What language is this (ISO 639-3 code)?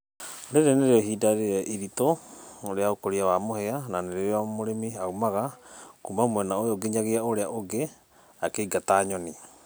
kik